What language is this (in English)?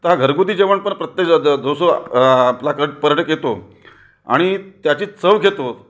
Marathi